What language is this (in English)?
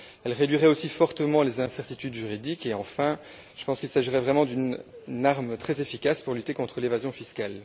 French